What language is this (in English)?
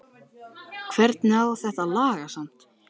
Icelandic